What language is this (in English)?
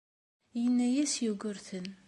Kabyle